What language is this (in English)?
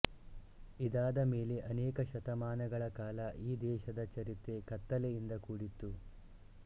Kannada